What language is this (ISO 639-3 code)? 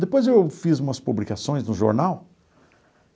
por